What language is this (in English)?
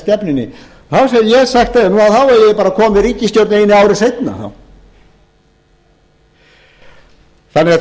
Icelandic